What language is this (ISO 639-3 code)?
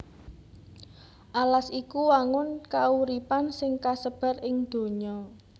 jav